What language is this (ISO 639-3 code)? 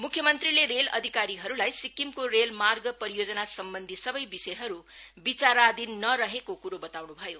nep